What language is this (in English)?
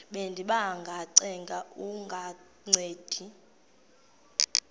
Xhosa